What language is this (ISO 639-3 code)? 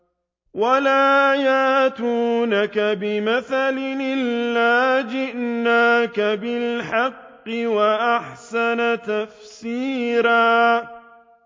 ara